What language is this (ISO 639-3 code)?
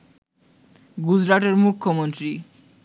ben